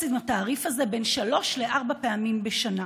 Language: Hebrew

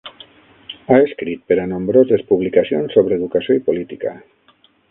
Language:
Catalan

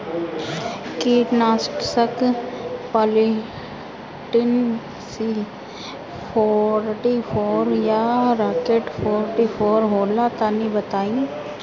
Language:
Bhojpuri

